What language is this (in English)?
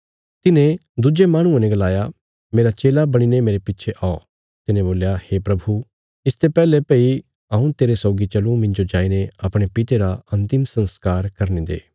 Bilaspuri